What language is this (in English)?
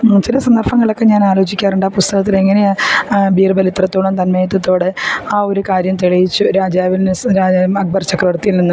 Malayalam